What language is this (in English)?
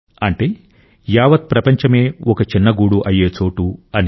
Telugu